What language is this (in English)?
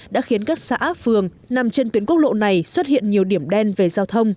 Vietnamese